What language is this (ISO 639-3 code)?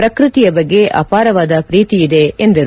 kan